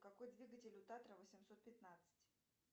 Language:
Russian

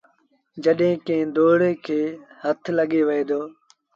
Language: Sindhi Bhil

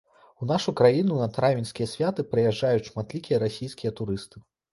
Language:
Belarusian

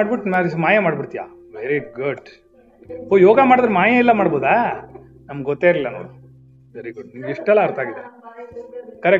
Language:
Kannada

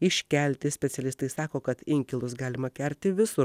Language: Lithuanian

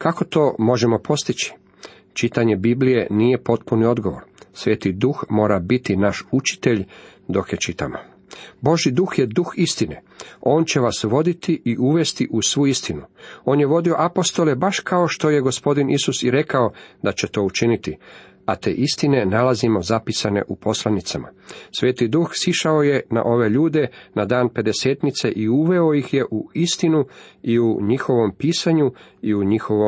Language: Croatian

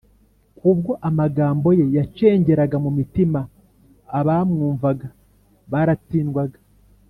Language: Kinyarwanda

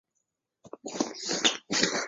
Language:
Chinese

